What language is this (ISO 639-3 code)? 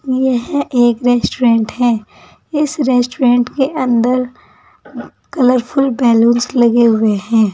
hin